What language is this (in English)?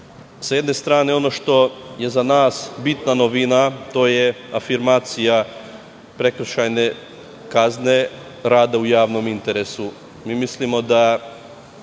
Serbian